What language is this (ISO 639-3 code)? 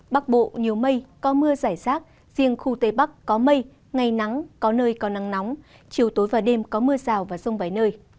vie